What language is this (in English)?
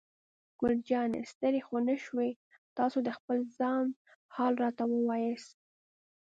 Pashto